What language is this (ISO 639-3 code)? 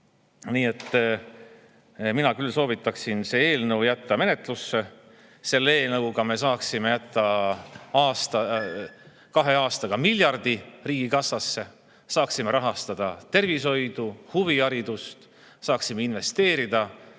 est